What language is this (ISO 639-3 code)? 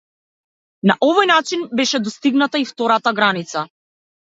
mkd